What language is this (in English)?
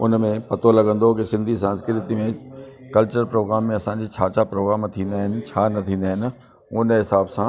Sindhi